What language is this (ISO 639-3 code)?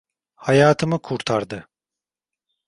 tur